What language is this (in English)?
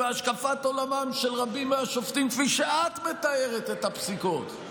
Hebrew